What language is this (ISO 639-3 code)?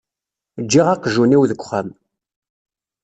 kab